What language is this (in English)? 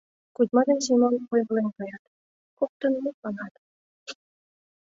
Mari